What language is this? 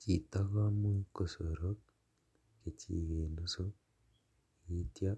Kalenjin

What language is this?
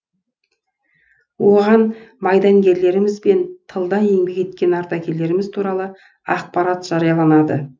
Kazakh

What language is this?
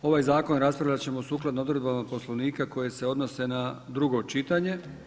Croatian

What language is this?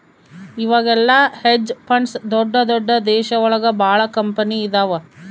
Kannada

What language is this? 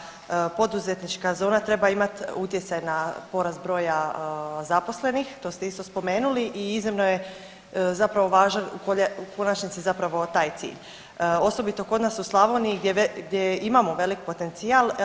Croatian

